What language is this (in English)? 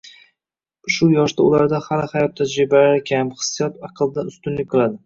Uzbek